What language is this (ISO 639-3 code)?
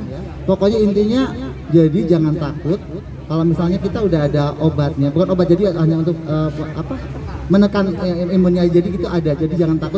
ind